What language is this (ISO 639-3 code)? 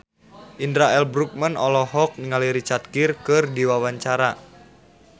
sun